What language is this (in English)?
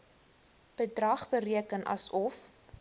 Afrikaans